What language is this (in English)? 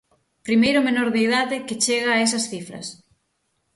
Galician